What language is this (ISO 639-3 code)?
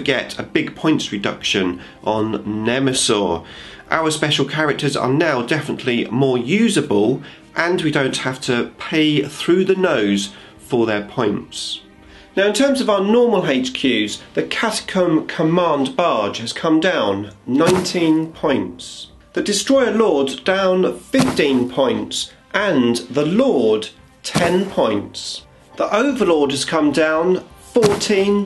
eng